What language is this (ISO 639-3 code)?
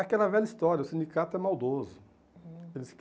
por